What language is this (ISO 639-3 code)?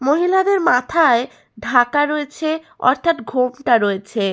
ben